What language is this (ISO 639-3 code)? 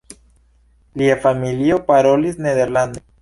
epo